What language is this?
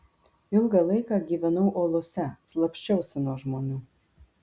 Lithuanian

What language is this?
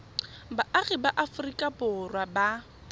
Tswana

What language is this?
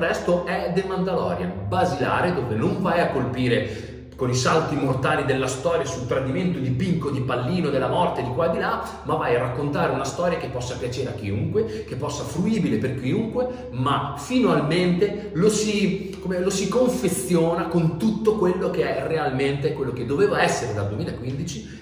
Italian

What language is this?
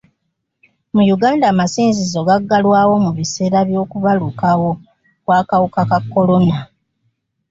Ganda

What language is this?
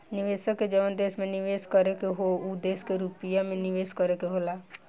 Bhojpuri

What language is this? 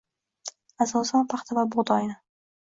Uzbek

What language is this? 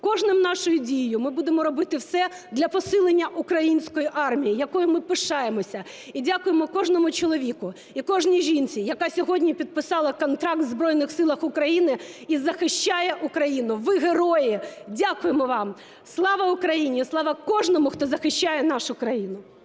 Ukrainian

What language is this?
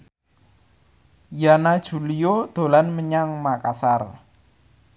Javanese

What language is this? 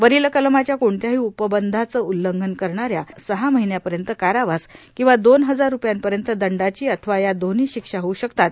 Marathi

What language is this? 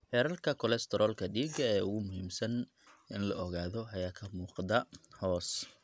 Somali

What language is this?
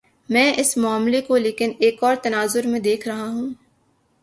Urdu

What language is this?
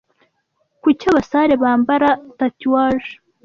Kinyarwanda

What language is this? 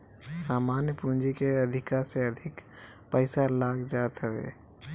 Bhojpuri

